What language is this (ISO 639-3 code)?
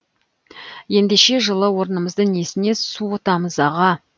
kaz